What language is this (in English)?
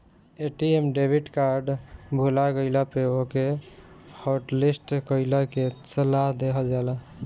Bhojpuri